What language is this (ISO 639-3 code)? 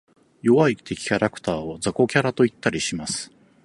jpn